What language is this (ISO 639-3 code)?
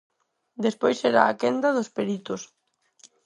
glg